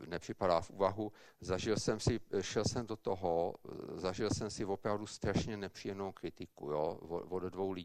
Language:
Czech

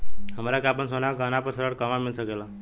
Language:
Bhojpuri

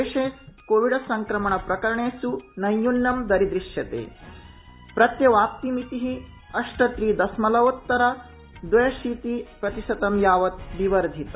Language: Sanskrit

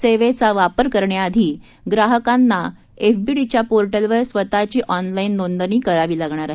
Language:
Marathi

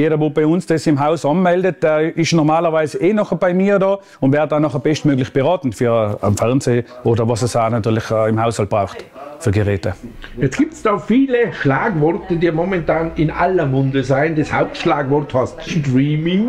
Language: German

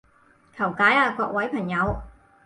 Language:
Cantonese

